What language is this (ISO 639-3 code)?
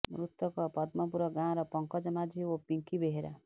ori